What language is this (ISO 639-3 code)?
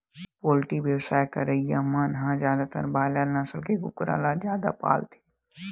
hne